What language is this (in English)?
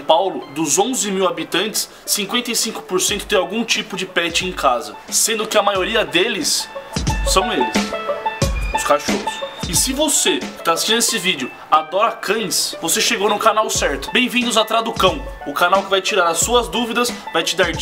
Portuguese